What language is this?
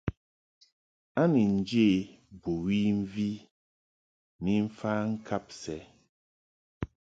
Mungaka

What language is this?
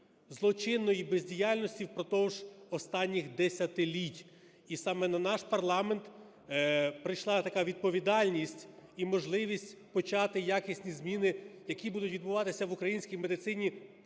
Ukrainian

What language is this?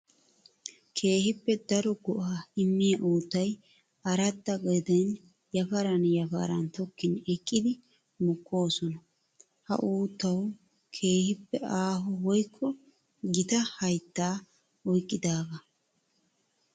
Wolaytta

